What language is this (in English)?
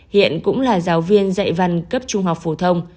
Vietnamese